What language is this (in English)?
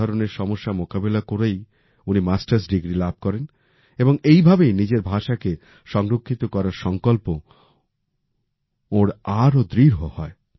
Bangla